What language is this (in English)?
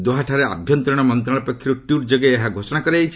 Odia